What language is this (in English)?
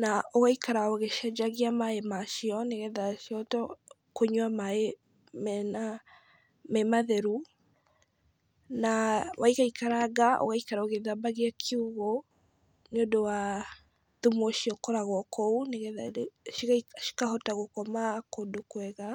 Kikuyu